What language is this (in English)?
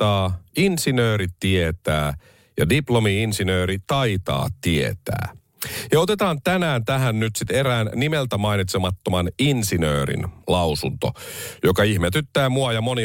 Finnish